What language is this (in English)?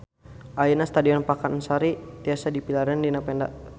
Sundanese